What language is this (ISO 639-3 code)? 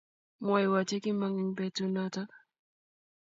kln